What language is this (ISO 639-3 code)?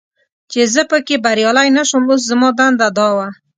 pus